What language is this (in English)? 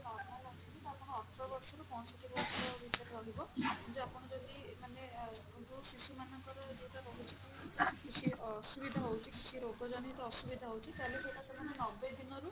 Odia